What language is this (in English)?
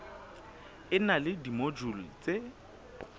Southern Sotho